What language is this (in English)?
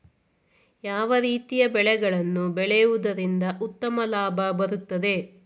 Kannada